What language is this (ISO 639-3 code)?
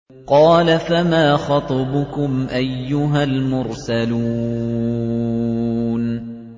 ara